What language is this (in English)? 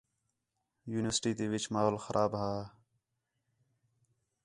Khetrani